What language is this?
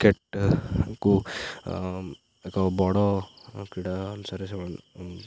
Odia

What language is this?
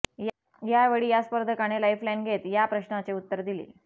Marathi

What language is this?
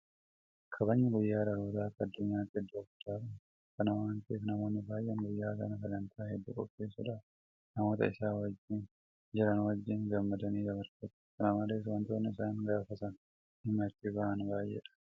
Oromo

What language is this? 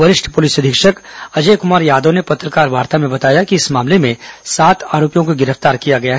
Hindi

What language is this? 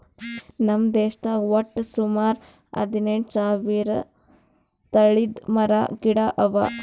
Kannada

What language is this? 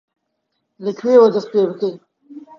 Central Kurdish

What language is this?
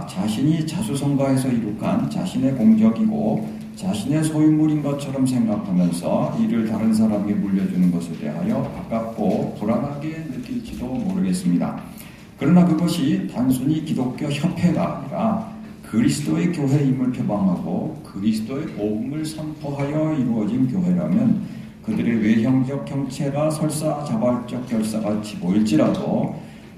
Korean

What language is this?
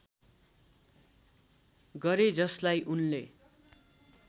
Nepali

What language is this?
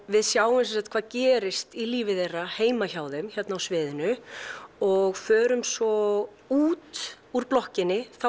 Icelandic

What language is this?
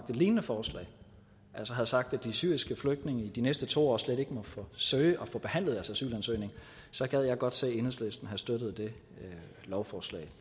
Danish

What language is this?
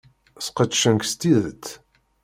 Kabyle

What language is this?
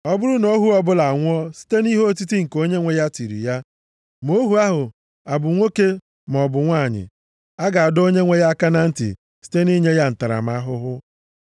Igbo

